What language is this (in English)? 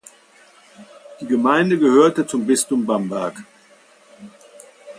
German